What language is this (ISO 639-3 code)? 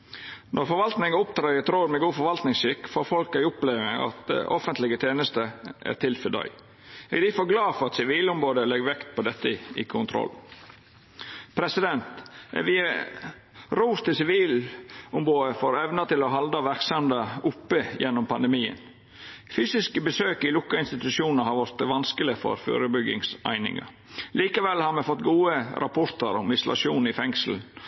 nno